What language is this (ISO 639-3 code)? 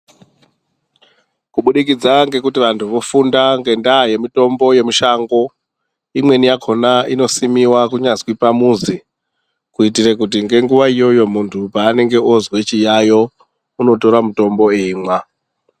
ndc